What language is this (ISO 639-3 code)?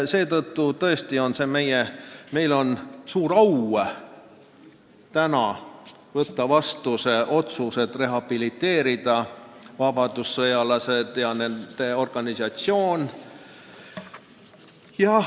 est